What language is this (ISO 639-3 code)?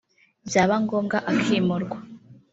kin